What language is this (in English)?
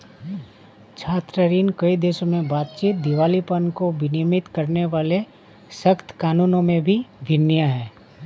Hindi